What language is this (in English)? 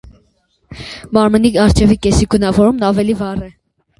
Armenian